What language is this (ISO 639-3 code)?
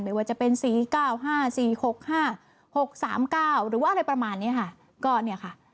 tha